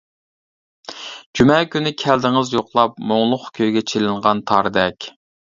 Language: Uyghur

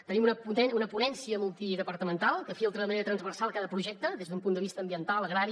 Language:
Catalan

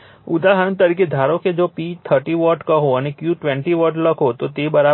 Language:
Gujarati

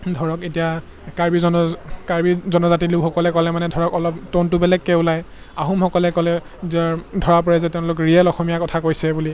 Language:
Assamese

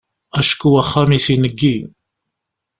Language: Kabyle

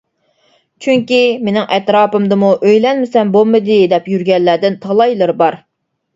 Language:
Uyghur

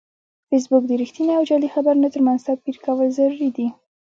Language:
Pashto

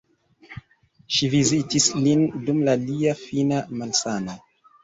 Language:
Esperanto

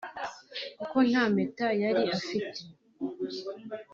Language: Kinyarwanda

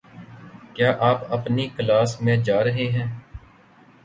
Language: Urdu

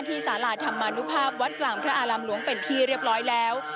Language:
Thai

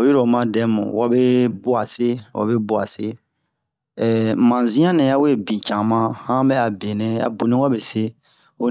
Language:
Bomu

